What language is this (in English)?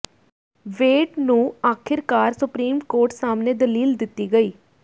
Punjabi